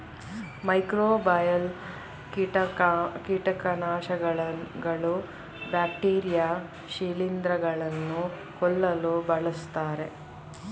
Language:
Kannada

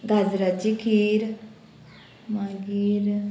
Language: Konkani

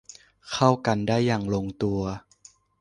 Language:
Thai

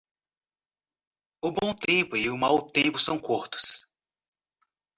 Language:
Portuguese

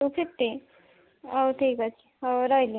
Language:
Odia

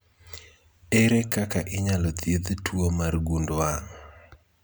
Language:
Luo (Kenya and Tanzania)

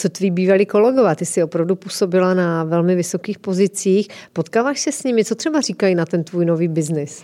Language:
Czech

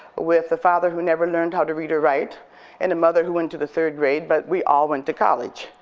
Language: English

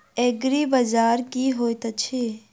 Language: Maithili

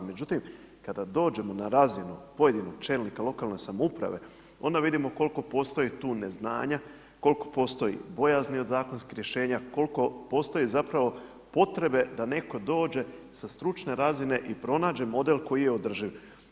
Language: Croatian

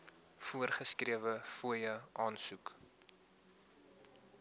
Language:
Afrikaans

